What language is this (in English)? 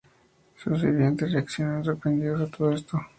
Spanish